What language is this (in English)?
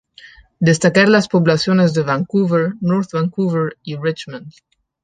Spanish